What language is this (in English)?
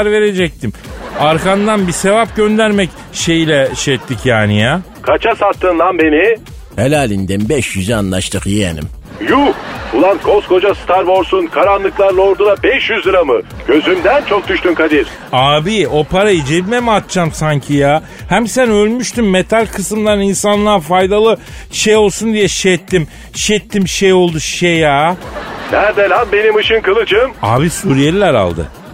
Turkish